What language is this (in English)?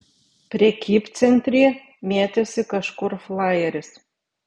Lithuanian